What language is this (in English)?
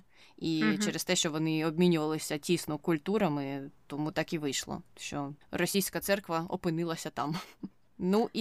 Ukrainian